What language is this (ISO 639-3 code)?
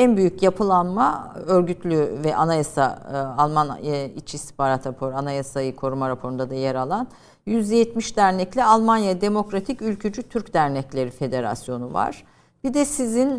tur